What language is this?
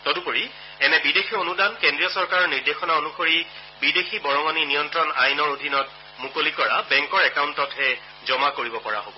Assamese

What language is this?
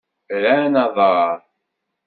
Kabyle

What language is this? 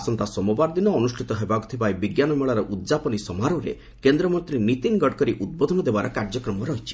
Odia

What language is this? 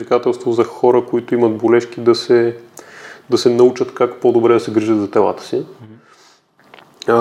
Bulgarian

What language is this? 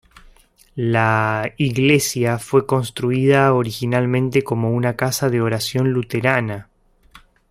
Spanish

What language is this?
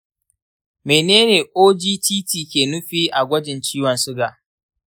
Hausa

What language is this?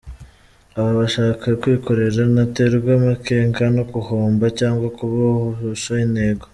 Kinyarwanda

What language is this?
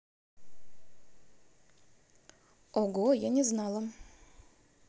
Russian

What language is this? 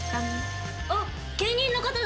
Japanese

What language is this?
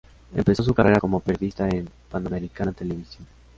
Spanish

